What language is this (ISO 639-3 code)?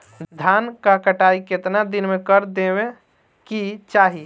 bho